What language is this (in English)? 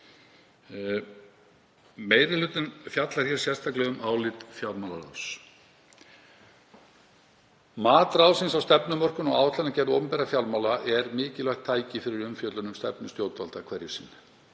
Icelandic